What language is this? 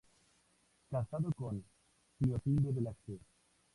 Spanish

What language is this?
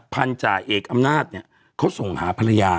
Thai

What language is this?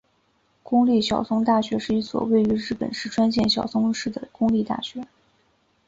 Chinese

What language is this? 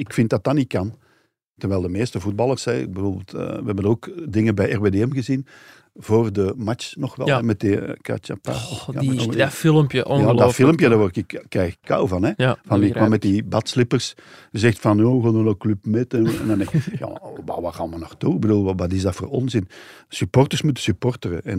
Dutch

